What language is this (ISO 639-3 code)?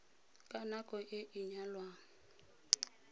tsn